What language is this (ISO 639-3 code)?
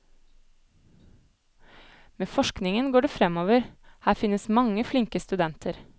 nor